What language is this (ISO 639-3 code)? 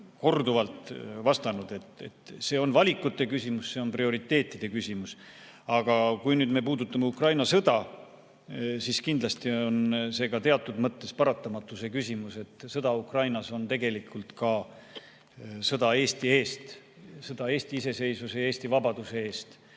est